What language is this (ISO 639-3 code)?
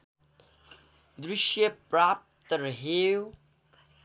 nep